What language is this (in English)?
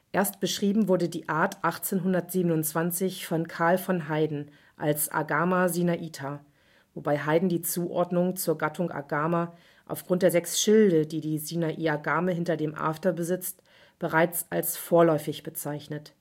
German